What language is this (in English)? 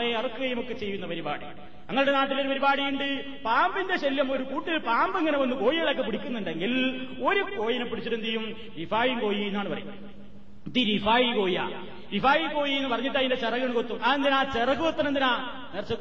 Malayalam